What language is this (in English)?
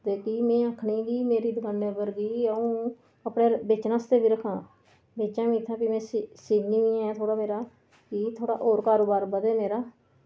Dogri